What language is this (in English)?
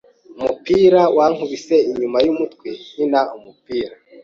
Kinyarwanda